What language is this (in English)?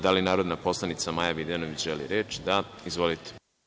Serbian